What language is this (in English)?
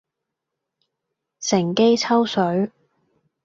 Cantonese